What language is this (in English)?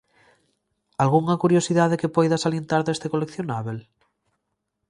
Galician